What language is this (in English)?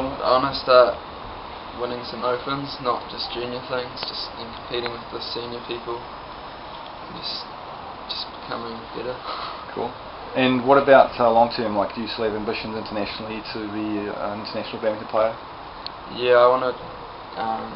English